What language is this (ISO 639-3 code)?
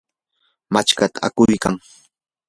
qur